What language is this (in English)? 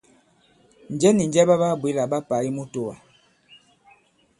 Bankon